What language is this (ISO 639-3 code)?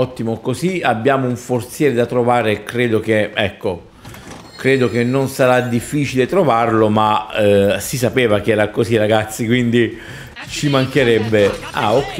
ita